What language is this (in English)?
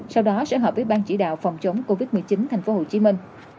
Vietnamese